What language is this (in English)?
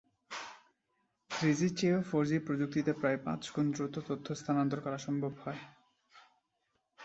Bangla